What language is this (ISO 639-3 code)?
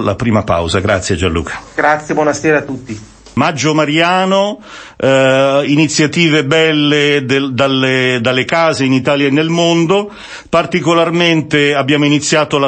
ita